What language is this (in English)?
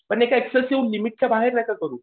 Marathi